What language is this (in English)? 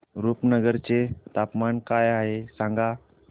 Marathi